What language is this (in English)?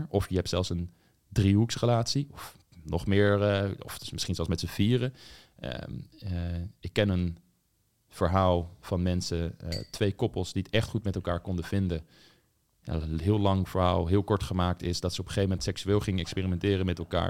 Dutch